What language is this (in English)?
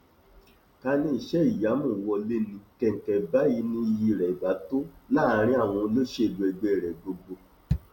Yoruba